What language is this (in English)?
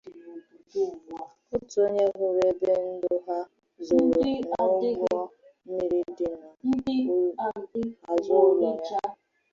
Igbo